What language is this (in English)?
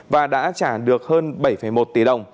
Vietnamese